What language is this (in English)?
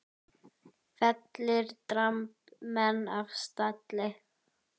Icelandic